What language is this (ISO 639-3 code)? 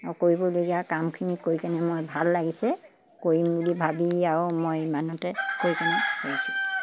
asm